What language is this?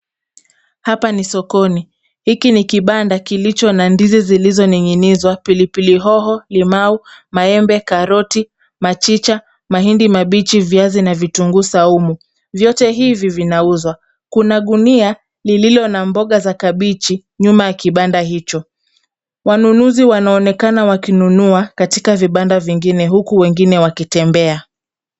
Swahili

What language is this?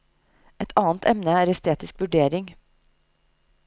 Norwegian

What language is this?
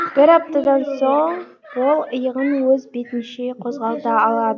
Kazakh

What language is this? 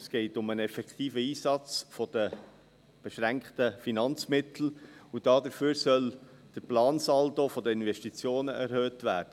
Swiss German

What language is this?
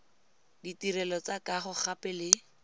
Tswana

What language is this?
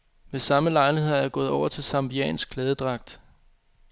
Danish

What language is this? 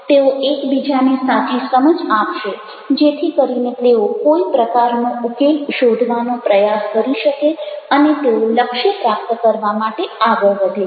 Gujarati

